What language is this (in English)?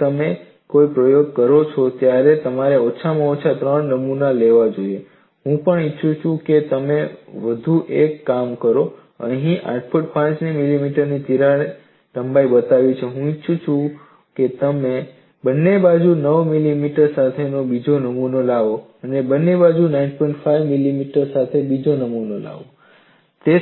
Gujarati